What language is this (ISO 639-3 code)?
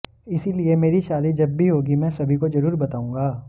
hin